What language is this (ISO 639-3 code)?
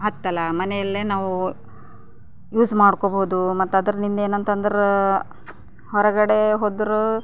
kan